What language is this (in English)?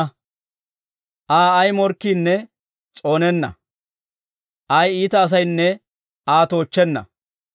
Dawro